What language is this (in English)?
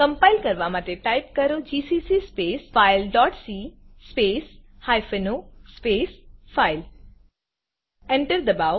Gujarati